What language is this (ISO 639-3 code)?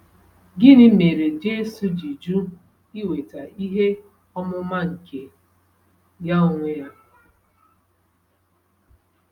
ibo